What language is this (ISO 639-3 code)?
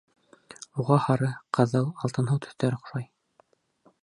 bak